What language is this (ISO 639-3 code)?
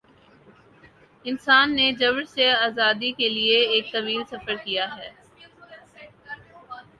urd